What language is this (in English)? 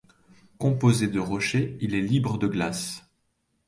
French